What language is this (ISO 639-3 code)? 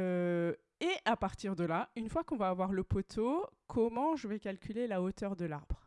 fra